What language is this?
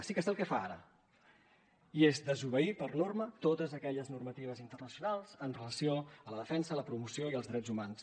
Catalan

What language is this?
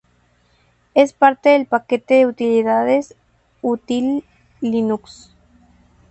Spanish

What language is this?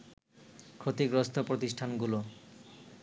Bangla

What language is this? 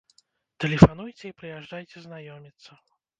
Belarusian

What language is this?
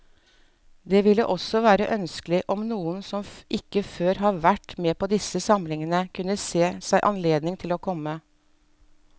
Norwegian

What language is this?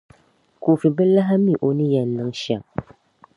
Dagbani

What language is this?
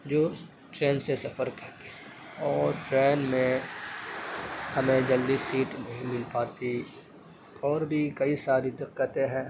Urdu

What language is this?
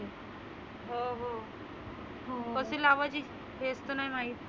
Marathi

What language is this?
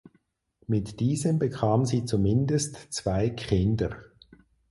German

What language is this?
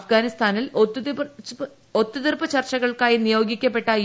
Malayalam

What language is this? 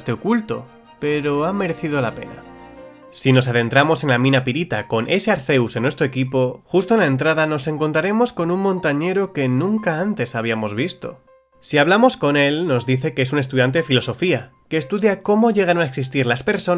Spanish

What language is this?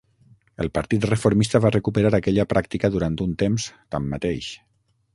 Catalan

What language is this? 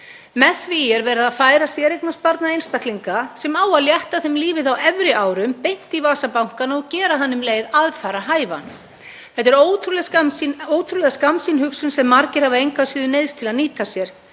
Icelandic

